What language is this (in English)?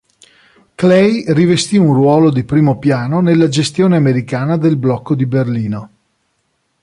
Italian